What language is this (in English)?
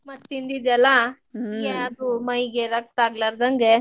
Kannada